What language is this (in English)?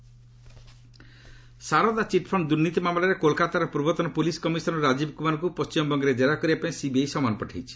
Odia